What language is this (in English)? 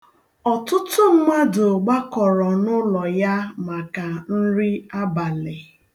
Igbo